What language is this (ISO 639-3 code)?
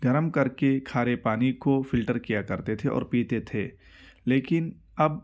urd